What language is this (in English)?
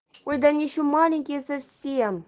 Russian